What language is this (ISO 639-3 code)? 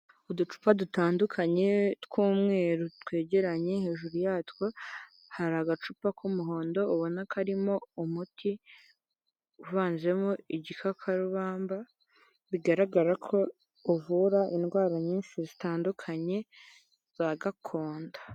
kin